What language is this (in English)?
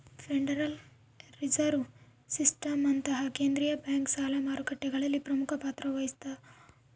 Kannada